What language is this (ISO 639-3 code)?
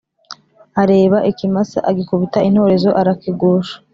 kin